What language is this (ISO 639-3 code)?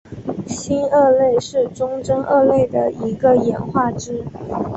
zho